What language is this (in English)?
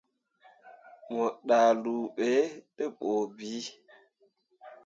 Mundang